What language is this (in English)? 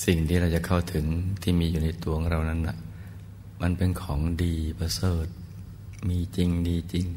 Thai